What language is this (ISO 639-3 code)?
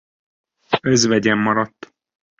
hun